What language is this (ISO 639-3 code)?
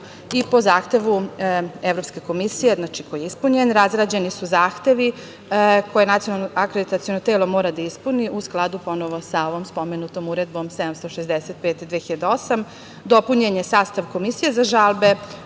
srp